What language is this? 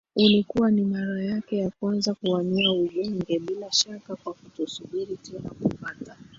Swahili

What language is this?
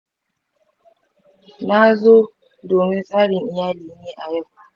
Hausa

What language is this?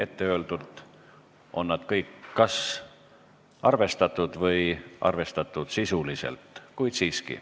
Estonian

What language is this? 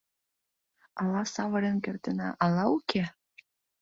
Mari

